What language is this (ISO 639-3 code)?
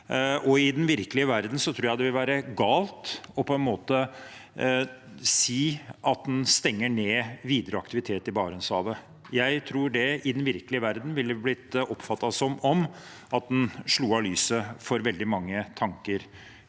nor